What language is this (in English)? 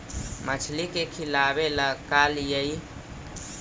Magahi